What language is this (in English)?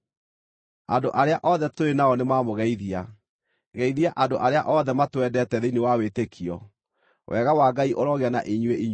Kikuyu